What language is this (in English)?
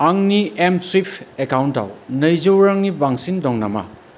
Bodo